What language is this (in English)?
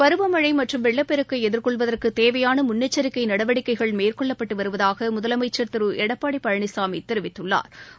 Tamil